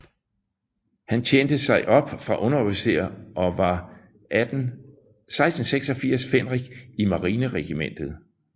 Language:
Danish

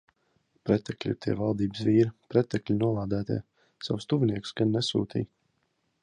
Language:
Latvian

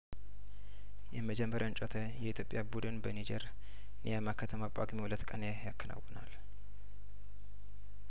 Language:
Amharic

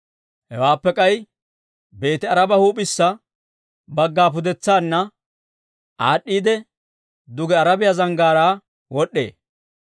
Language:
Dawro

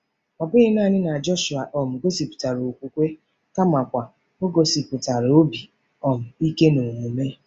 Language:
Igbo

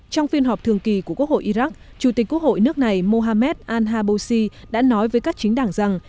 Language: Vietnamese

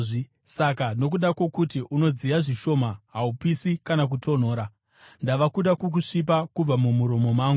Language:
Shona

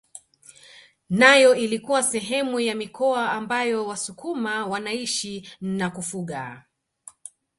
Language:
Swahili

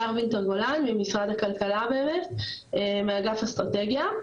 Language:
Hebrew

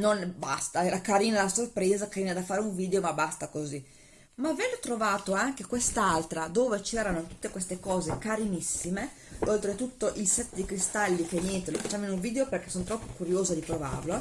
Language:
Italian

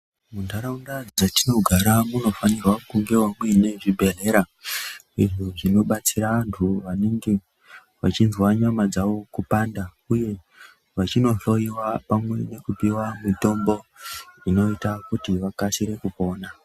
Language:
Ndau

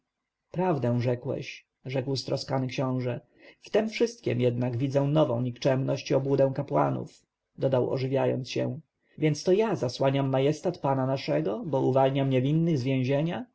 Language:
Polish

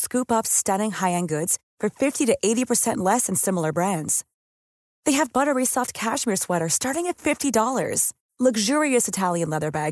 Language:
Filipino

